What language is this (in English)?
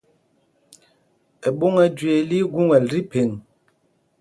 Mpumpong